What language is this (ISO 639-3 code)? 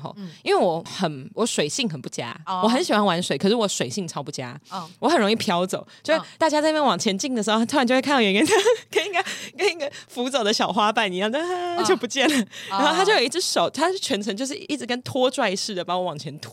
zho